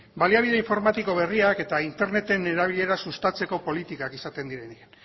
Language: Basque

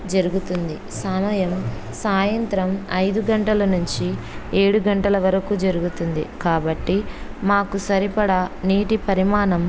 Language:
Telugu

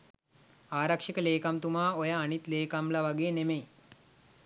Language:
Sinhala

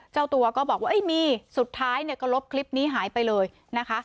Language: Thai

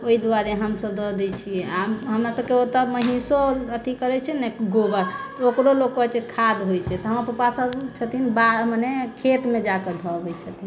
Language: Maithili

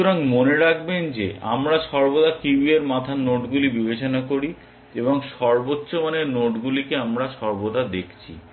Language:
Bangla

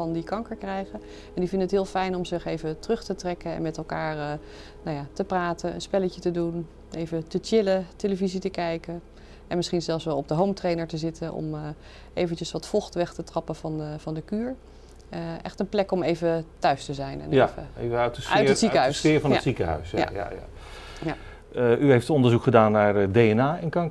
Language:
Dutch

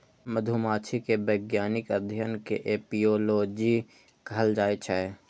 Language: Maithili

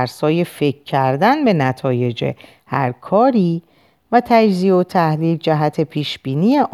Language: Persian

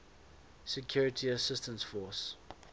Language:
English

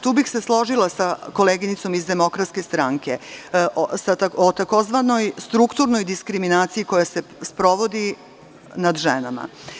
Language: Serbian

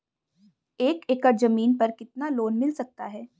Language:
Hindi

